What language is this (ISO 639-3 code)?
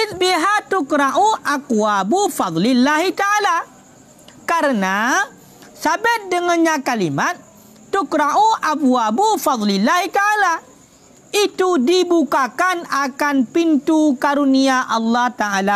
msa